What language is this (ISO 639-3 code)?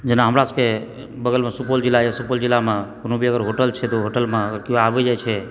mai